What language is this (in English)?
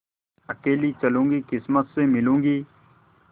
Hindi